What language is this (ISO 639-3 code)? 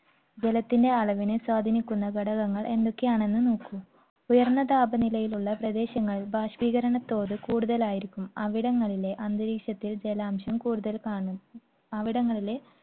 mal